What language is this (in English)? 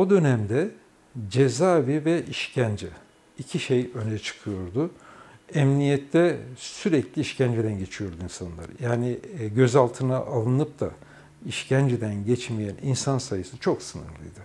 Turkish